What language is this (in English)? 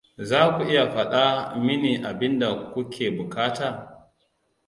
Hausa